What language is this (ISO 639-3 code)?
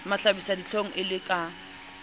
sot